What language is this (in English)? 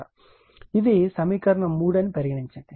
Telugu